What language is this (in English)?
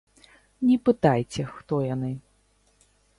Belarusian